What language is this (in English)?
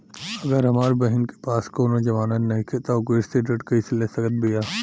Bhojpuri